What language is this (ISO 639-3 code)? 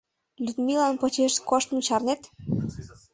chm